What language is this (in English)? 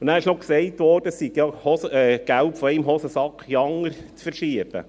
Swiss German